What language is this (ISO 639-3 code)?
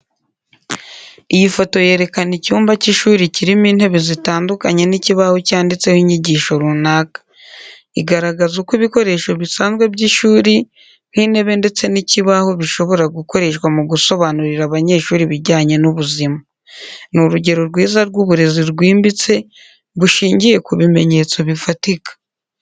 kin